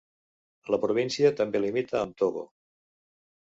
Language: Catalan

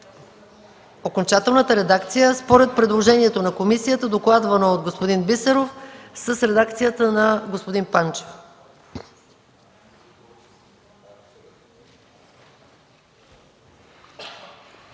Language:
Bulgarian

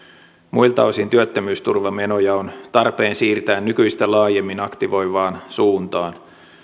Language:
Finnish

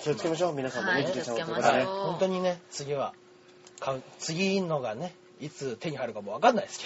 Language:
Japanese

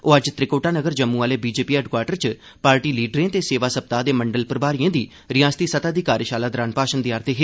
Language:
Dogri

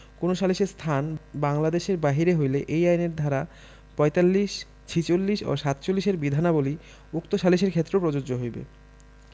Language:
Bangla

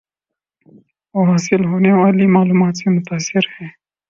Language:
Urdu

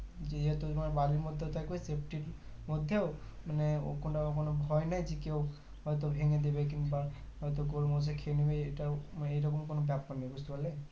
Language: Bangla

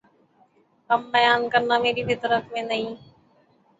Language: Urdu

